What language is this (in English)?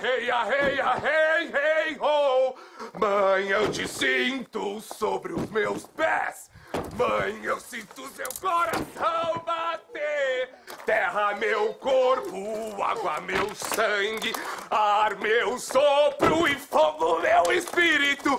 Portuguese